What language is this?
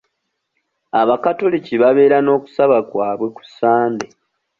Ganda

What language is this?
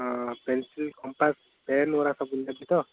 Odia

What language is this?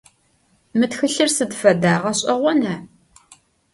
Adyghe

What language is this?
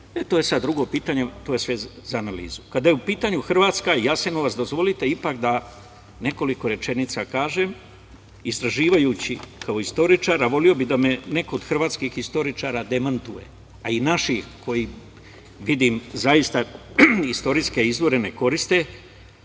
Serbian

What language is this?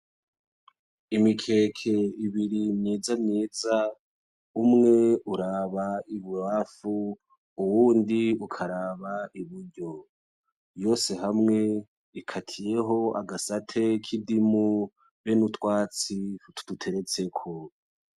Rundi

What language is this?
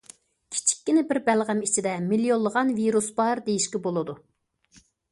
Uyghur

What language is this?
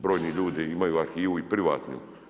Croatian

